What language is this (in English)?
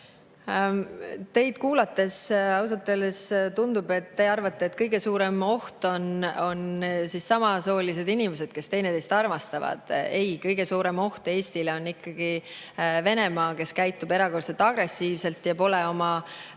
Estonian